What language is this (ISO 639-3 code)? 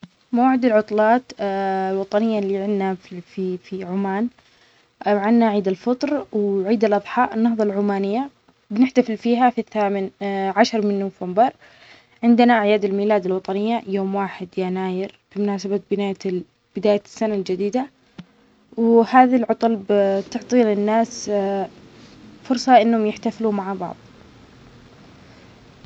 acx